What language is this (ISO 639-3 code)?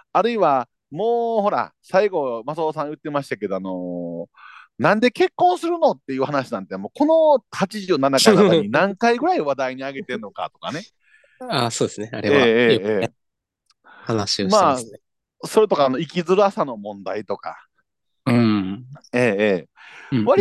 jpn